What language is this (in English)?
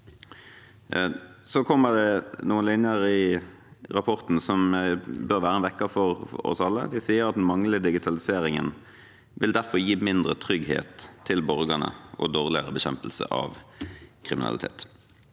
Norwegian